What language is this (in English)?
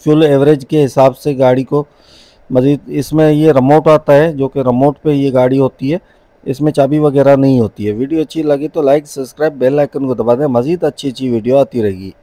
Hindi